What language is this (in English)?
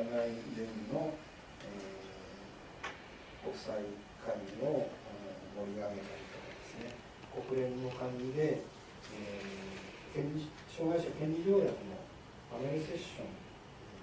Japanese